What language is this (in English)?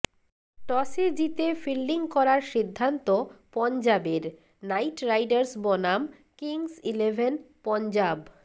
Bangla